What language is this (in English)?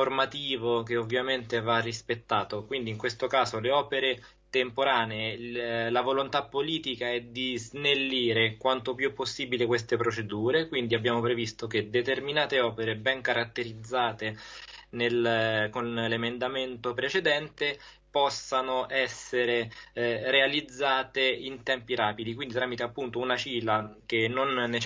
Italian